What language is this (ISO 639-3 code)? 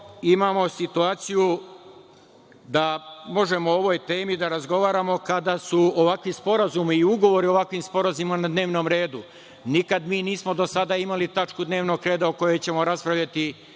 srp